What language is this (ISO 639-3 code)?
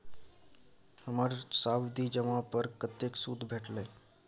mai